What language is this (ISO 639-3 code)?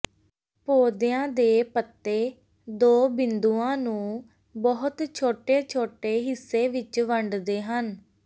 pan